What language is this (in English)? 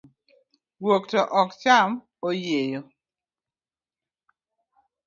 Luo (Kenya and Tanzania)